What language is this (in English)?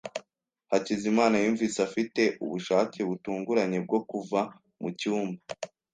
Kinyarwanda